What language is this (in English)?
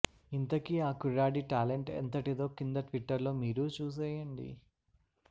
Telugu